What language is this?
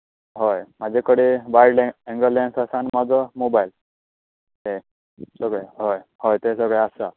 Konkani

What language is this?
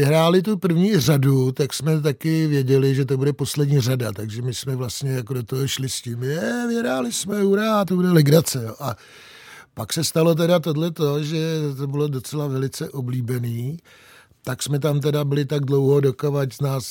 Czech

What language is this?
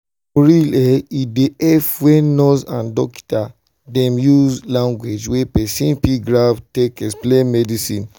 Nigerian Pidgin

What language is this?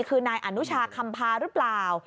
Thai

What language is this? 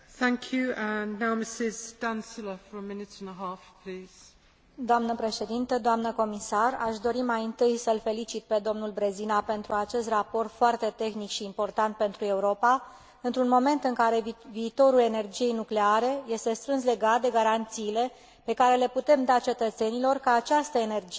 Romanian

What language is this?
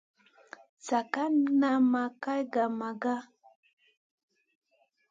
Masana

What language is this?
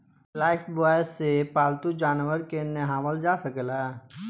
Bhojpuri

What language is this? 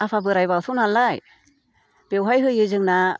Bodo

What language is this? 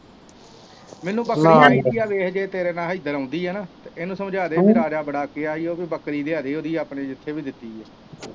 Punjabi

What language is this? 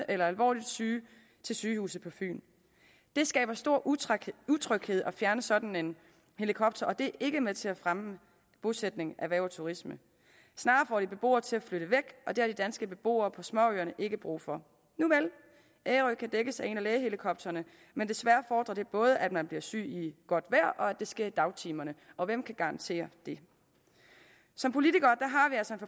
Danish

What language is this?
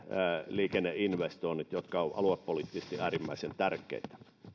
Finnish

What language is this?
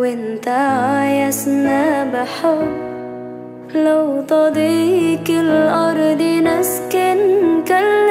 Arabic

